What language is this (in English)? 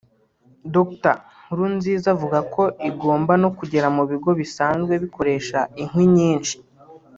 Kinyarwanda